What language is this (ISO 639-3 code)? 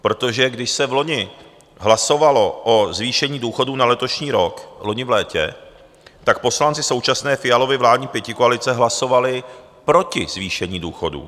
ces